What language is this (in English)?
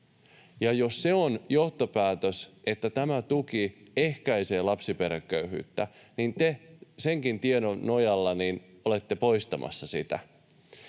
Finnish